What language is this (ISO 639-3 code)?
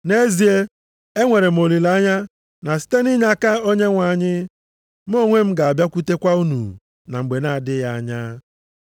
ibo